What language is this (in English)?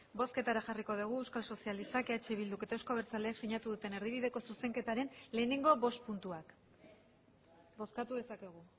Basque